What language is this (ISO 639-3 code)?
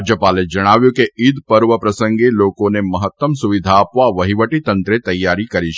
guj